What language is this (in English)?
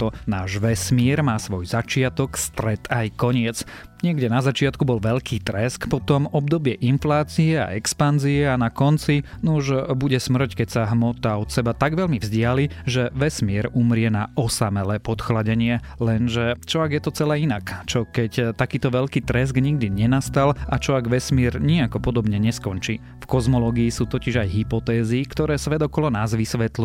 Slovak